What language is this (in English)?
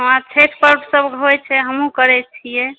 Maithili